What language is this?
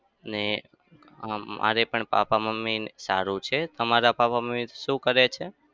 Gujarati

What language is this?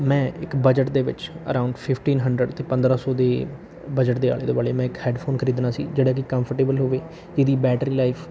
Punjabi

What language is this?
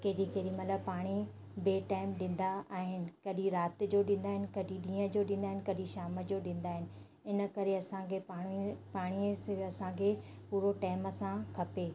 Sindhi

